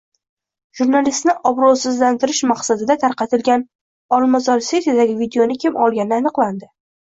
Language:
Uzbek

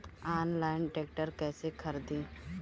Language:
Bhojpuri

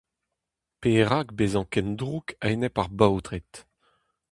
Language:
Breton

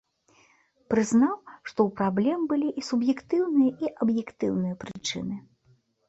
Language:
Belarusian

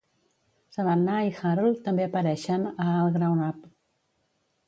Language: Catalan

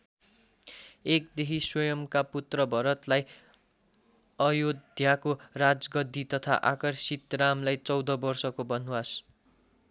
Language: Nepali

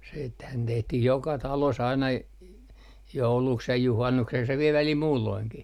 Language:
Finnish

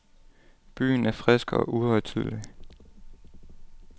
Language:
Danish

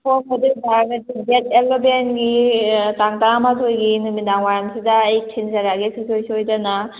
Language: Manipuri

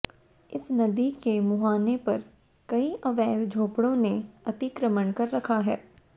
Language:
Hindi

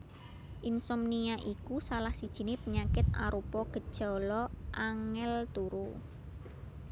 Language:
Javanese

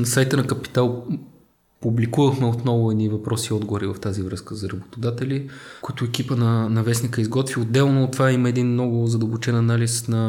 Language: Bulgarian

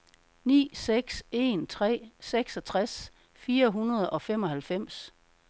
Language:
Danish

